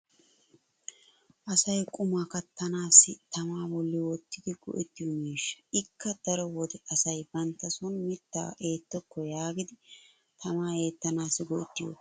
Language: Wolaytta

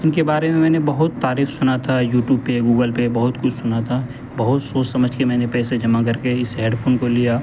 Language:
Urdu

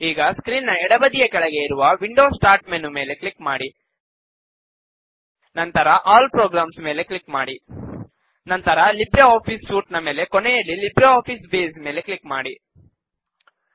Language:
Kannada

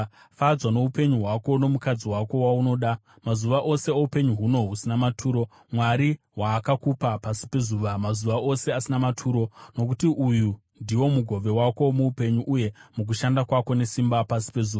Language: Shona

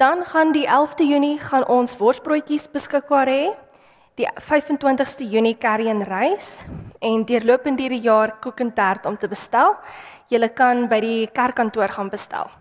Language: Dutch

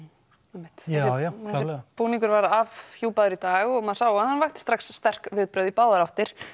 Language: Icelandic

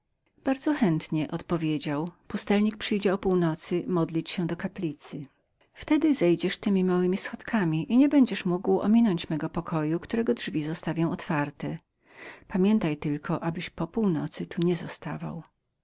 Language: Polish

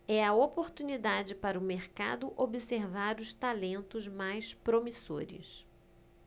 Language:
Portuguese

